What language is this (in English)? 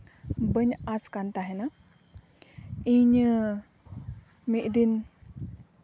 Santali